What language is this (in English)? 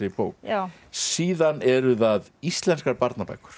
Icelandic